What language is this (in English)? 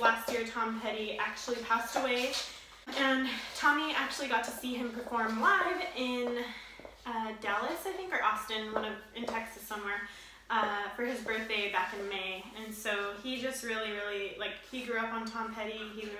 English